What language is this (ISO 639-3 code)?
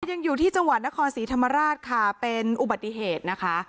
tha